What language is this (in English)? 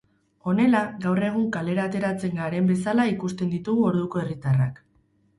Basque